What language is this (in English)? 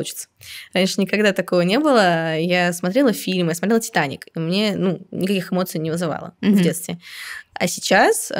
Russian